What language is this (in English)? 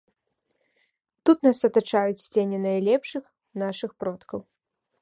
Belarusian